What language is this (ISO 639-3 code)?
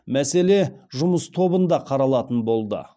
kaz